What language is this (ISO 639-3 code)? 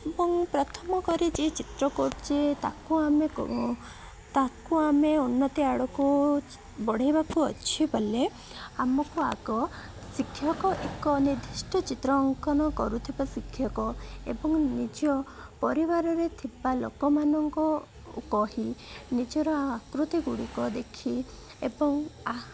ori